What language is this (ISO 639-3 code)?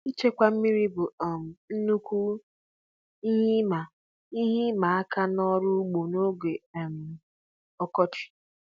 ibo